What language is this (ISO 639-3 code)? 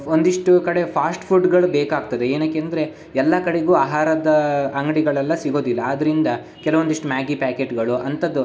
kan